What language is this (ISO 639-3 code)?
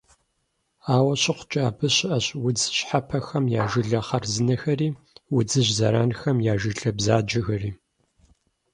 kbd